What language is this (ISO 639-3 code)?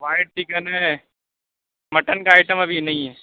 urd